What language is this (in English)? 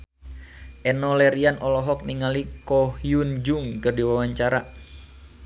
Sundanese